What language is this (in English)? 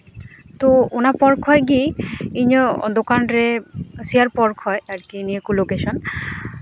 Santali